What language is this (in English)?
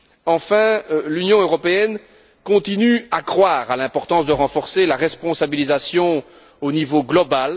French